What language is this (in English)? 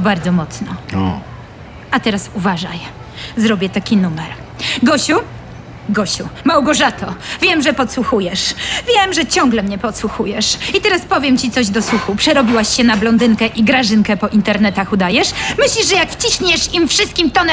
Polish